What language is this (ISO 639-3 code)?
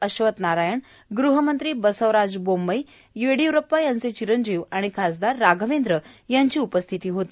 mar